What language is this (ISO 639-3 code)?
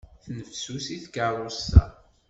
kab